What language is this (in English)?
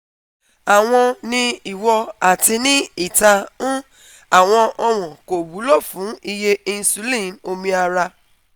Yoruba